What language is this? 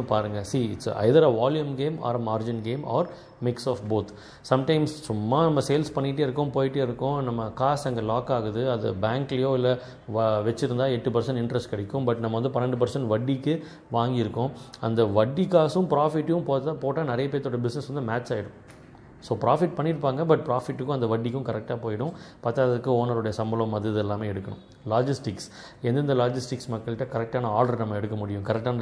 Tamil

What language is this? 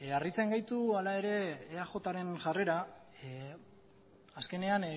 Basque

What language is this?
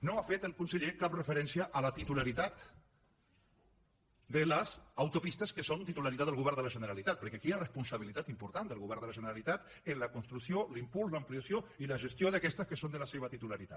Catalan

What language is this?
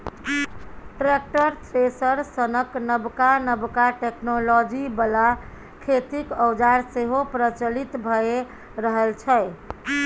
Maithili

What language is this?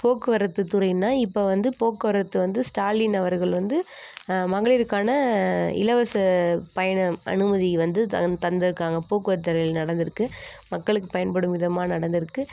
Tamil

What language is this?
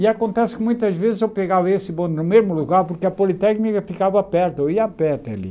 Portuguese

